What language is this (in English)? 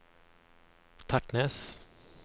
Norwegian